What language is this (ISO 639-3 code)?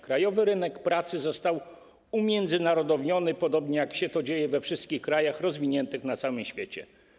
pol